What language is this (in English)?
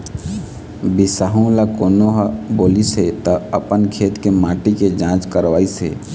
Chhattisgarhi